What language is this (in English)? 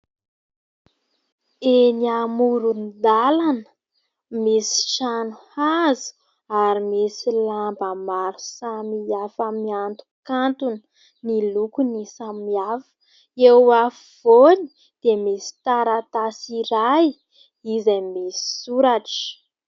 Malagasy